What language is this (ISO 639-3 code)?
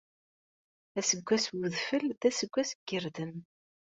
kab